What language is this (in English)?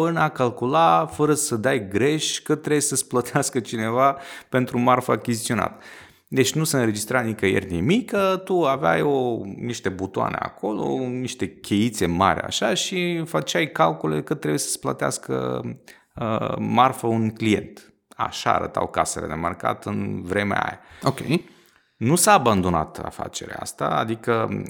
Romanian